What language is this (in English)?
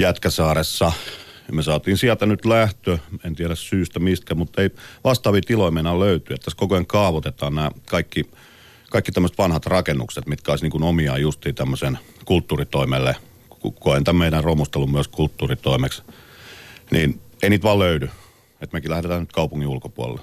Finnish